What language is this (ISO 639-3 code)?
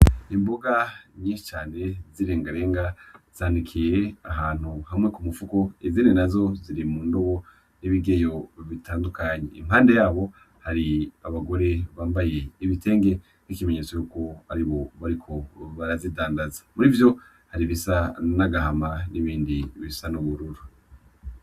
run